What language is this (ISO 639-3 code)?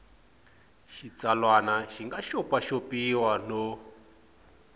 tso